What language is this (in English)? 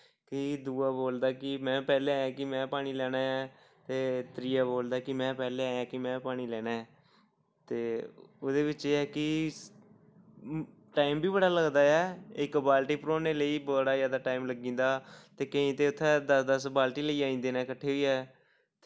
Dogri